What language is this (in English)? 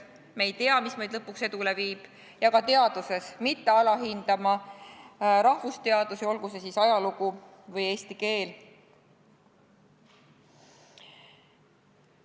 Estonian